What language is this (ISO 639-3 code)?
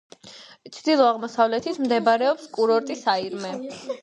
kat